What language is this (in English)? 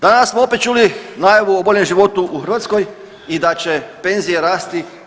Croatian